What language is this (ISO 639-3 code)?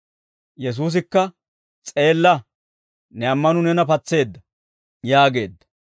dwr